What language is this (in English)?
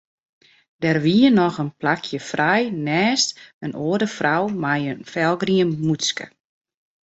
Western Frisian